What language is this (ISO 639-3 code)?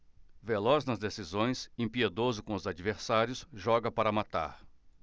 por